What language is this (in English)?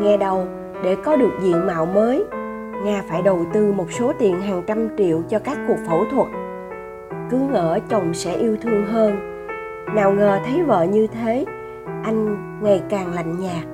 Vietnamese